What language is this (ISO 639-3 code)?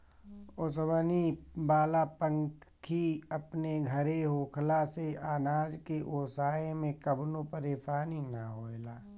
bho